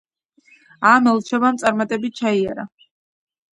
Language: Georgian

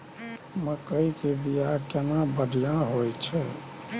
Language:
Maithili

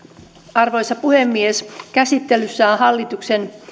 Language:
Finnish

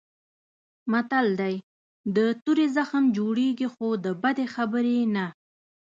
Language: Pashto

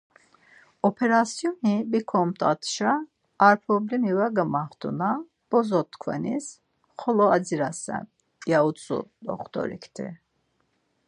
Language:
Laz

